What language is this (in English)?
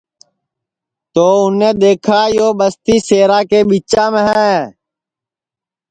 Sansi